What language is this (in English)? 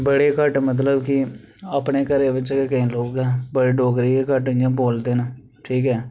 Dogri